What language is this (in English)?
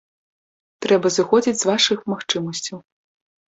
Belarusian